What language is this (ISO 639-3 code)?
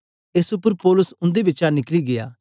doi